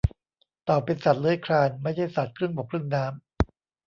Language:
Thai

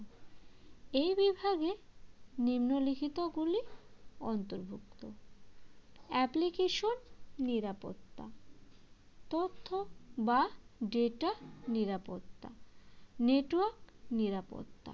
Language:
Bangla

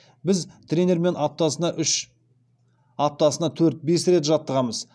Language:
Kazakh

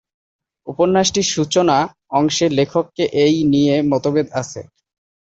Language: Bangla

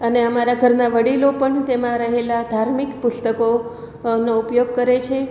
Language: Gujarati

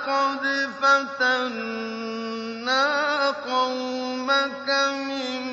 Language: Arabic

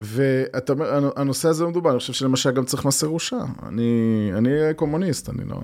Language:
Hebrew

